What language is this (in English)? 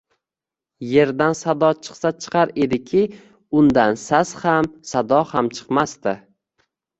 Uzbek